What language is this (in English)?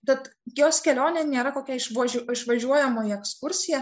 Lithuanian